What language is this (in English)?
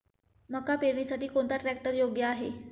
Marathi